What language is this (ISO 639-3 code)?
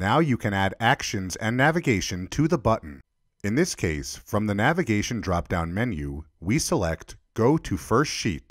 eng